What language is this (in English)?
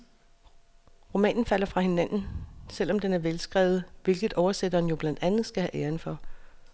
Danish